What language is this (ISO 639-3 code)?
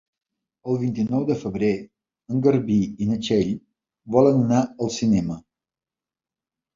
cat